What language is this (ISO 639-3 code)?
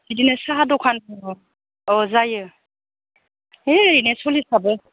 brx